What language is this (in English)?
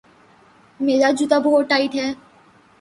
Urdu